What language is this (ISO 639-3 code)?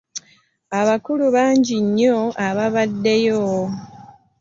lug